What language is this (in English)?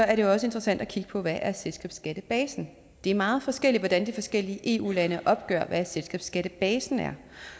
Danish